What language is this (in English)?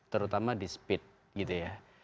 Indonesian